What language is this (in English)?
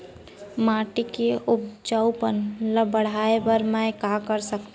Chhattisgarhi